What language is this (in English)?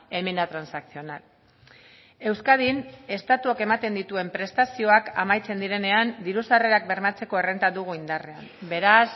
Basque